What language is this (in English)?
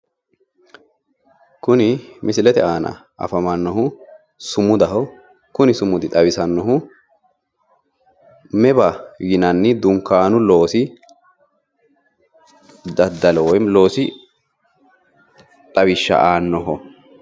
Sidamo